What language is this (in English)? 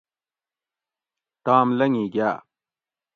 Gawri